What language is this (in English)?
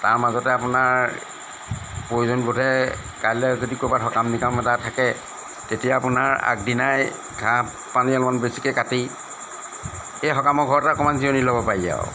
Assamese